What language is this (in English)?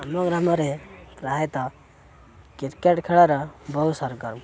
Odia